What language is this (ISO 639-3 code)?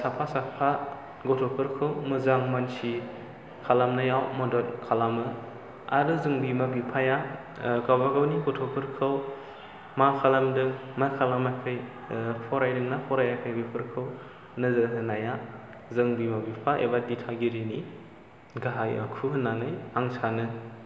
brx